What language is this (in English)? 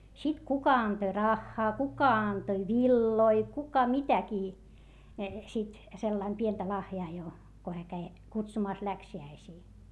Finnish